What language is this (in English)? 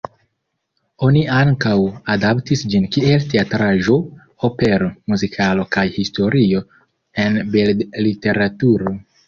Esperanto